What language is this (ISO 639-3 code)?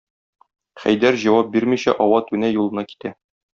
tat